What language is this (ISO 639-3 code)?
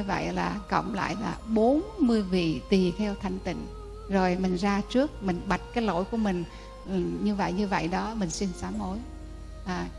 vie